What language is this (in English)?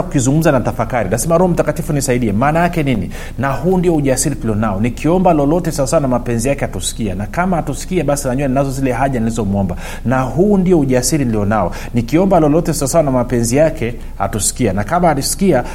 Swahili